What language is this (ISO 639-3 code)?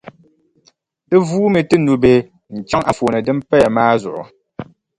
dag